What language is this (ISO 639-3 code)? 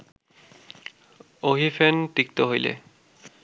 ben